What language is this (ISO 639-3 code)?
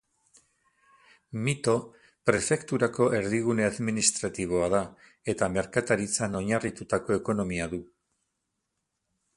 eus